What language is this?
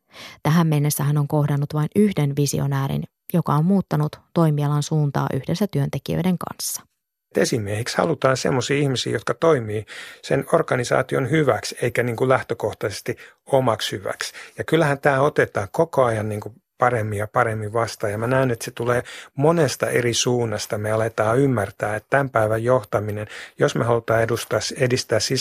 Finnish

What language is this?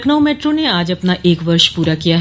Hindi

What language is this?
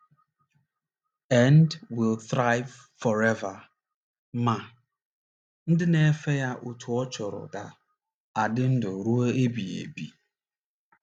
Igbo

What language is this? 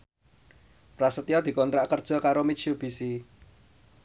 Javanese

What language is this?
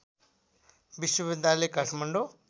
Nepali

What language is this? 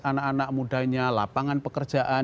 Indonesian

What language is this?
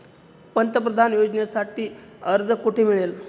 Marathi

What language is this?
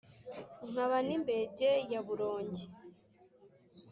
Kinyarwanda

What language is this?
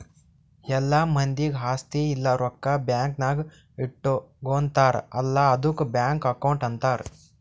Kannada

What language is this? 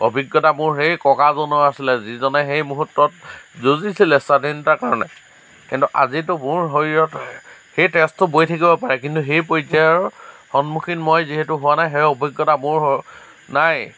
Assamese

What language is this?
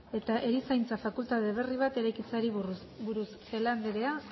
Basque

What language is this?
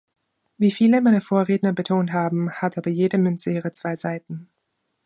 German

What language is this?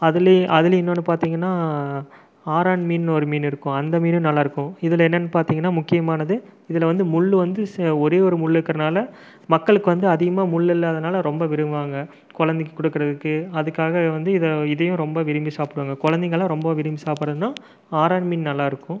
Tamil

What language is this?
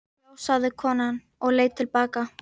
Icelandic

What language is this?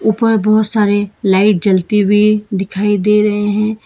Hindi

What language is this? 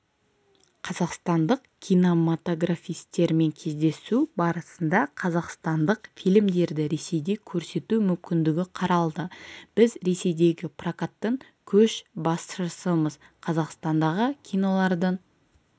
Kazakh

